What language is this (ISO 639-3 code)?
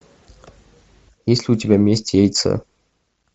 rus